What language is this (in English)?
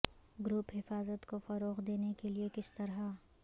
Urdu